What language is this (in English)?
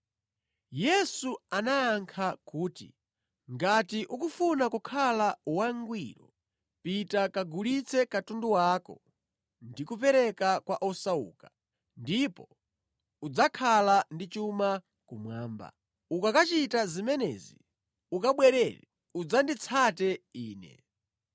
Nyanja